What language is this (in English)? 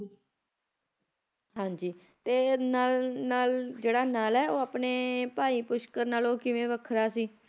Punjabi